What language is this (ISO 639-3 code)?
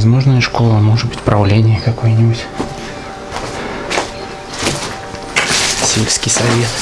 rus